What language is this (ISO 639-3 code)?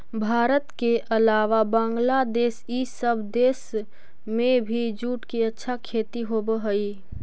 mag